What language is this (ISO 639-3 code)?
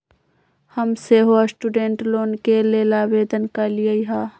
mag